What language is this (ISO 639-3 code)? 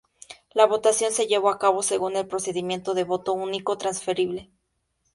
spa